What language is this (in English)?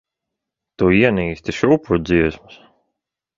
Latvian